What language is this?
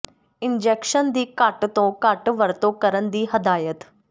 Punjabi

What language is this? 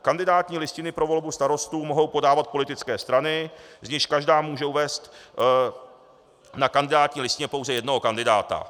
Czech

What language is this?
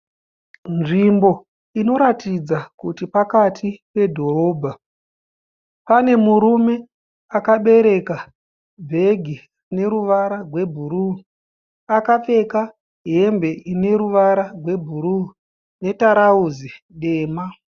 Shona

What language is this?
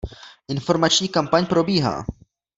Czech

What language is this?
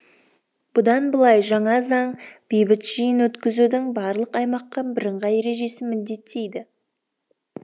Kazakh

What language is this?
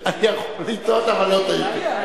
Hebrew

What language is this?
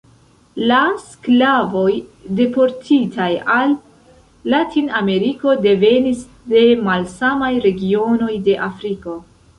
Esperanto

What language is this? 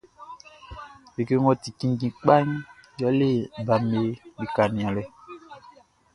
Baoulé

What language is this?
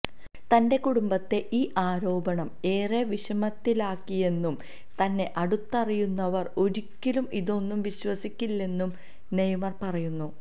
Malayalam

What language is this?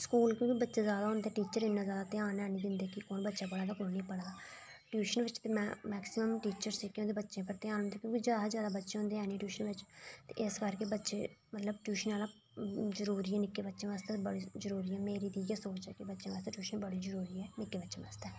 Dogri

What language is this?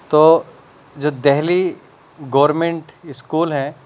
Urdu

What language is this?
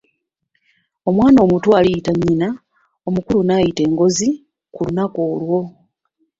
Ganda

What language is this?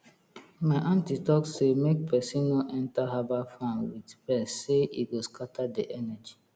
Nigerian Pidgin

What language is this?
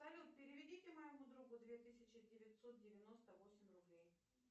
Russian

